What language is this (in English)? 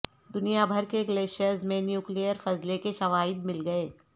Urdu